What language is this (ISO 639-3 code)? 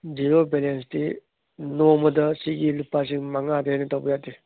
mni